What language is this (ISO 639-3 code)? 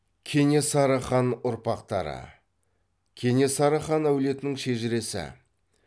kaz